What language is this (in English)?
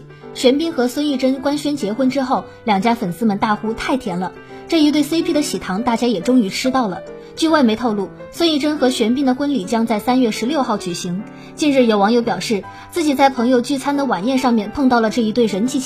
Chinese